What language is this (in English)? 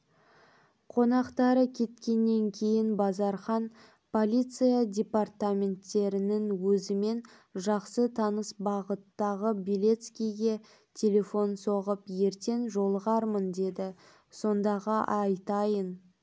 Kazakh